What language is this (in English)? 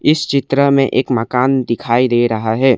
Hindi